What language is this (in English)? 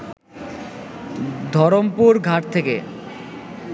Bangla